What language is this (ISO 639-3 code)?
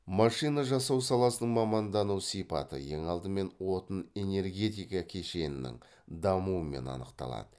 kaz